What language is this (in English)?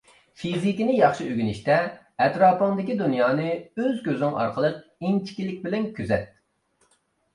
Uyghur